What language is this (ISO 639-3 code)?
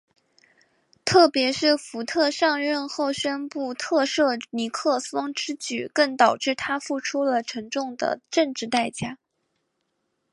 zho